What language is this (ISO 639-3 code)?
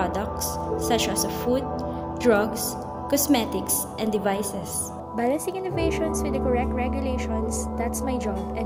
eng